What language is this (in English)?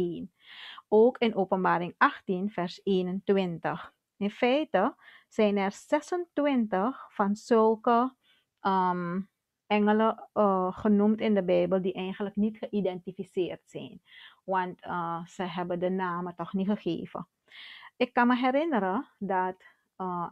Dutch